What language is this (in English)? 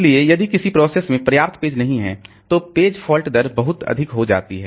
Hindi